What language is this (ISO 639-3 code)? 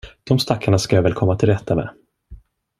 swe